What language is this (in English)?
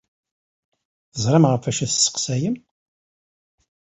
Kabyle